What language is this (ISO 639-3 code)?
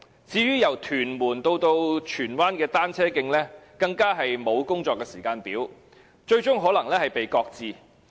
yue